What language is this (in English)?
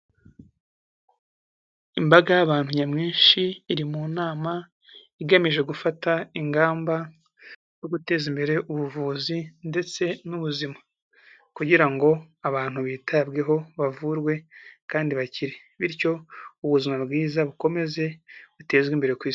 Kinyarwanda